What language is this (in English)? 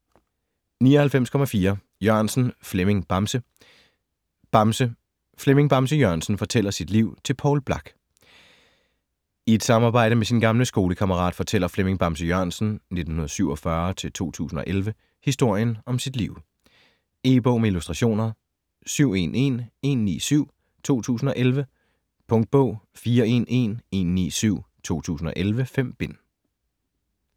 Danish